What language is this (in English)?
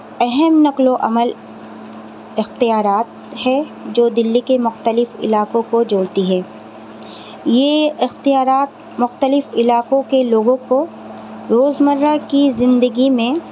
Urdu